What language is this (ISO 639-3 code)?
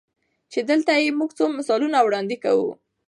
pus